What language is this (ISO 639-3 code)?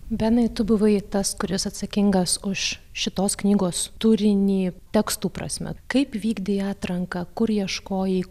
lit